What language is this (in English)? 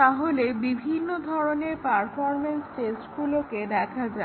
Bangla